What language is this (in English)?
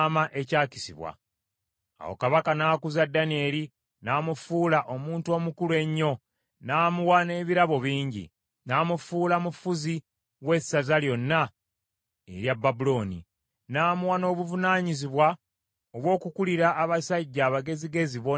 Ganda